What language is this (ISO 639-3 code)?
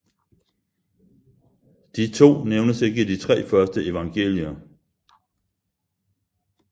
dan